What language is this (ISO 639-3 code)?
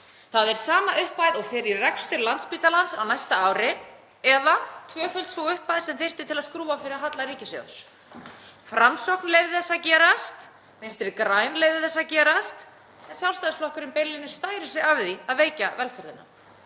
isl